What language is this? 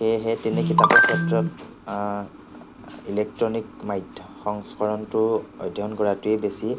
Assamese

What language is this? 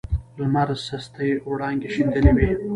Pashto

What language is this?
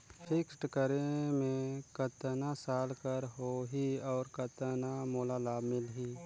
Chhattisgarhi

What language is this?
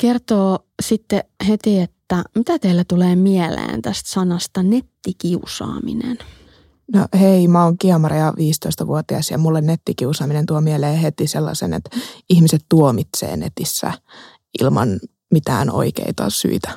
Finnish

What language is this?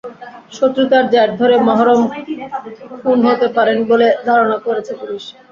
Bangla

